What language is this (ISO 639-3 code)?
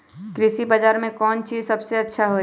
mag